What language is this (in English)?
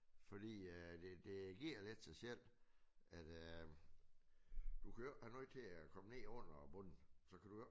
Danish